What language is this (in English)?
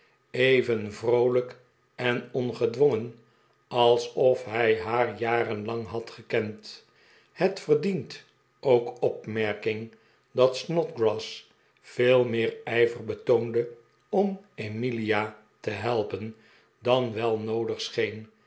Dutch